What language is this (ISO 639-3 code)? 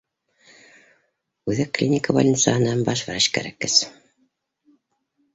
bak